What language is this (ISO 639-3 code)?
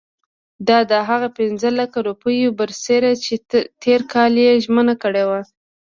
pus